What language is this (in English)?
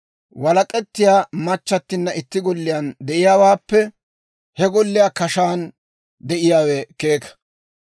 Dawro